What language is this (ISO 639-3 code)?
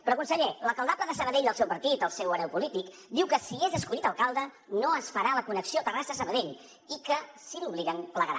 cat